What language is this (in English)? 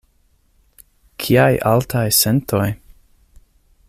Esperanto